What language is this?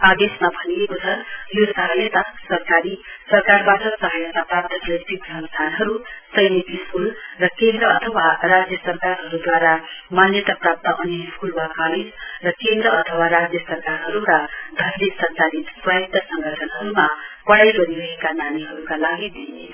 Nepali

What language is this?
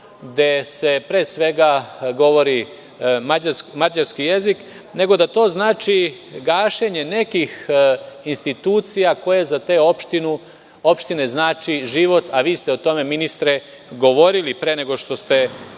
Serbian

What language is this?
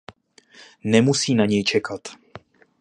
Czech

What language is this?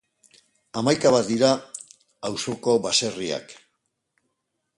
Basque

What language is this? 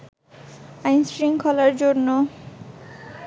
Bangla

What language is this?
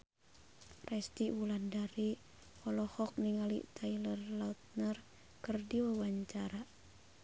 Sundanese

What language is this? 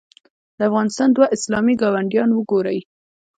Pashto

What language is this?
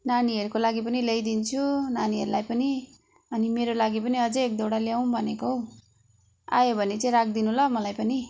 Nepali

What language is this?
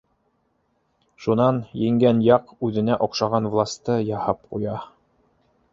Bashkir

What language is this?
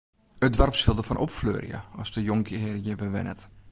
Western Frisian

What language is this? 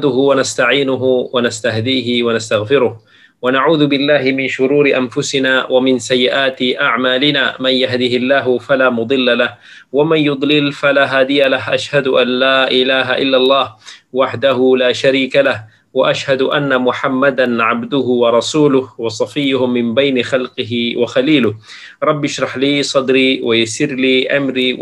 Malay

